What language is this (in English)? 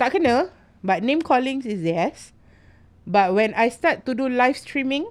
Malay